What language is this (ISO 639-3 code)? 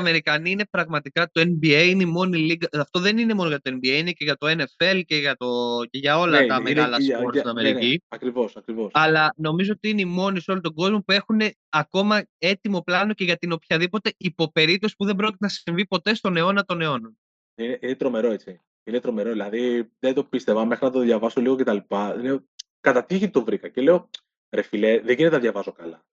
ell